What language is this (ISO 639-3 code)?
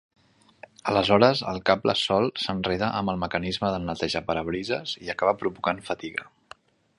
cat